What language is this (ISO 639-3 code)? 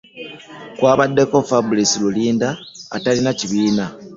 lug